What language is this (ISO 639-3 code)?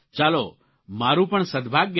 guj